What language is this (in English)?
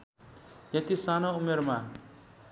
Nepali